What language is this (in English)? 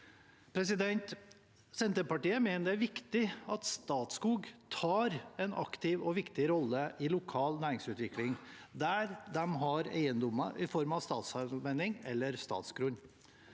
Norwegian